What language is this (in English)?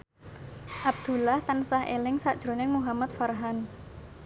Javanese